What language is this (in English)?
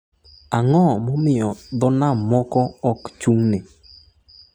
Luo (Kenya and Tanzania)